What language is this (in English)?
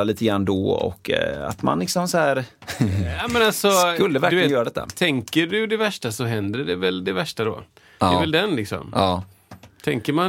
Swedish